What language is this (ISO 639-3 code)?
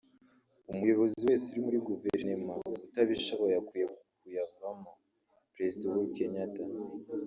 kin